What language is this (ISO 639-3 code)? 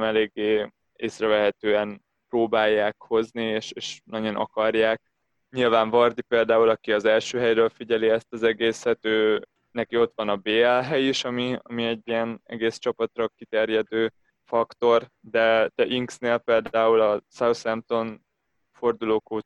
hun